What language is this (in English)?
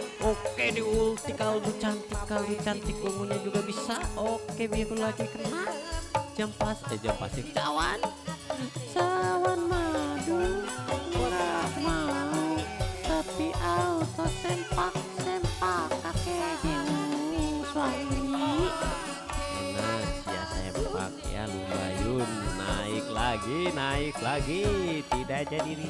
Indonesian